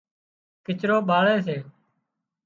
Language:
Wadiyara Koli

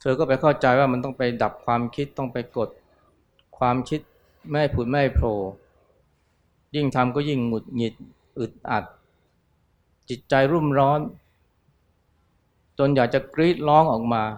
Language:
Thai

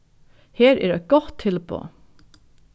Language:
Faroese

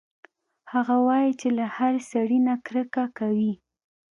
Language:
Pashto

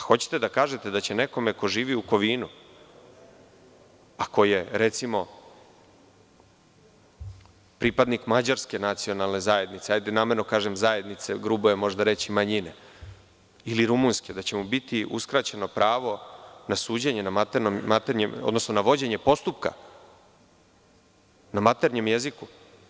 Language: Serbian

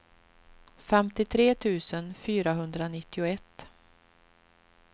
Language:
Swedish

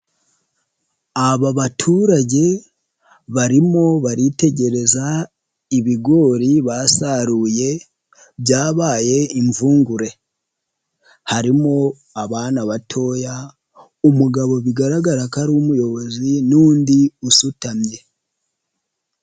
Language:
Kinyarwanda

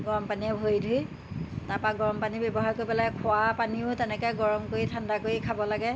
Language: Assamese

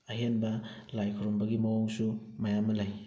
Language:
Manipuri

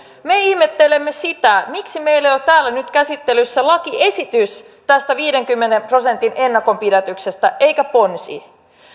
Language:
Finnish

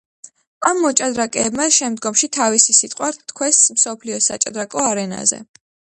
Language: Georgian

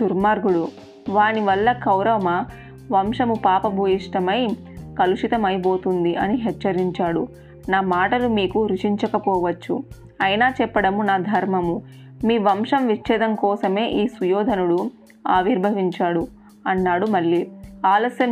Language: Telugu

